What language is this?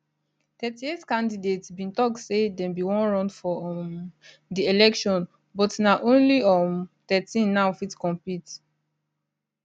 Nigerian Pidgin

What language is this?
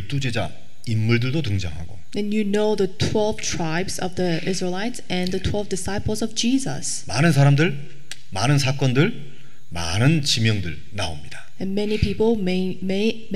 Korean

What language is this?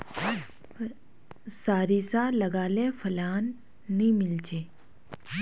Magahi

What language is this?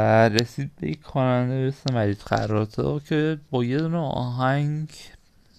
Persian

